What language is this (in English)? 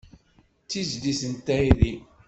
Kabyle